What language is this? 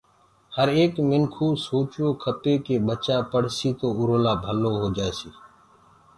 Gurgula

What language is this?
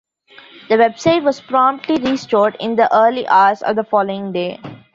English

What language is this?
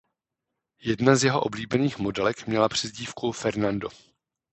Czech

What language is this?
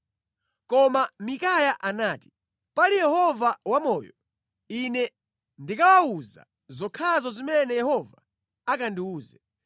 Nyanja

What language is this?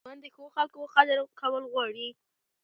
Pashto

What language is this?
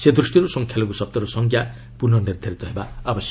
Odia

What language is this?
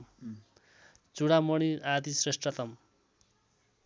Nepali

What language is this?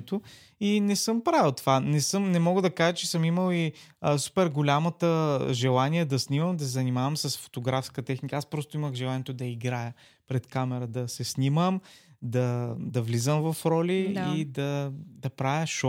Bulgarian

